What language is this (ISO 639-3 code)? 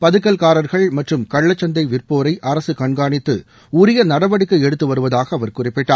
tam